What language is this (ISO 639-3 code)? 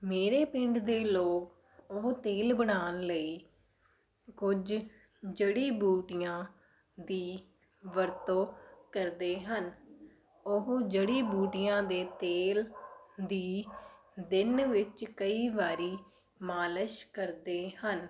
pan